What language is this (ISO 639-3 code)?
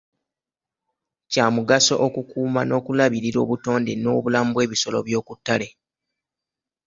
lug